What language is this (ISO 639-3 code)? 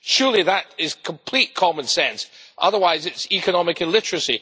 eng